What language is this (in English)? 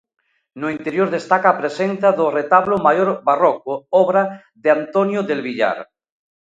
Galician